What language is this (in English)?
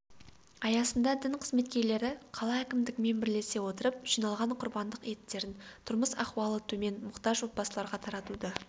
Kazakh